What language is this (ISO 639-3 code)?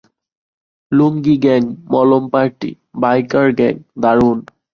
ben